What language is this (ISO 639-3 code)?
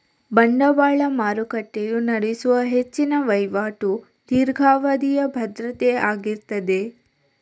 kan